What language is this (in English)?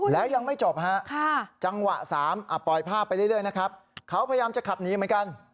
Thai